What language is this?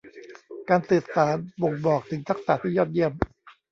Thai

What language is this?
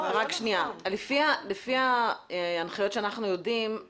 Hebrew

